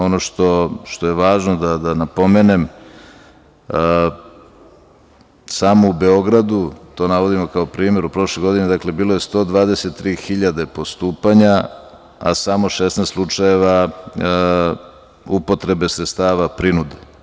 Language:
Serbian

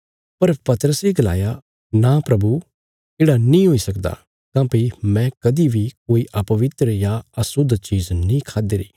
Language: Bilaspuri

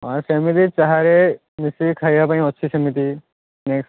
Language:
Odia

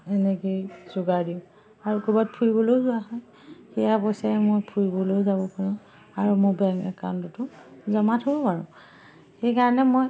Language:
Assamese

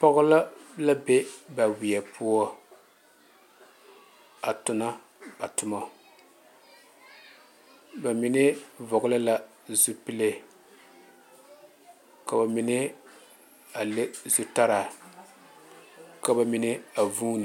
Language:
Southern Dagaare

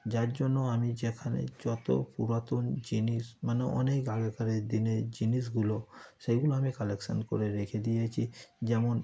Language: Bangla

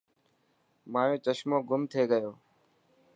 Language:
Dhatki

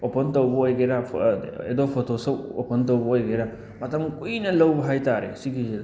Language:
Manipuri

